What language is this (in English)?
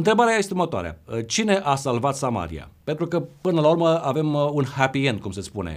Romanian